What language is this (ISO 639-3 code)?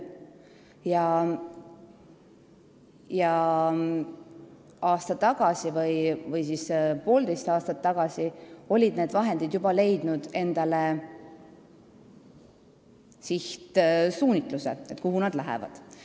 est